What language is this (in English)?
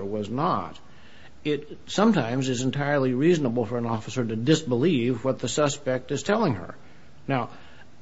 English